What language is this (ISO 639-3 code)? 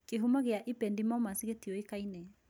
kik